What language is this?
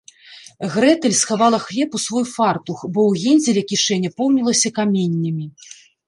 Belarusian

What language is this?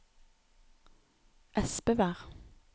Norwegian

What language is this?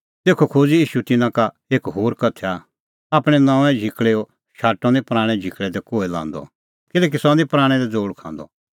Kullu Pahari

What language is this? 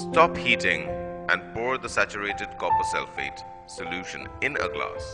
English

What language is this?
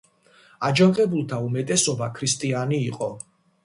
Georgian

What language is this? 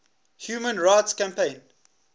English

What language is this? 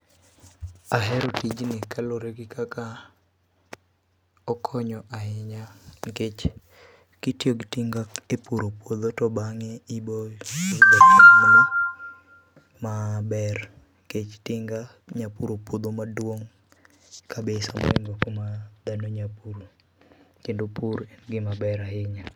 Luo (Kenya and Tanzania)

